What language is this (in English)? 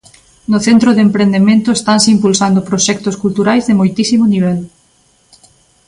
Galician